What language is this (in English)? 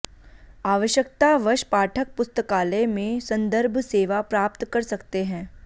Sanskrit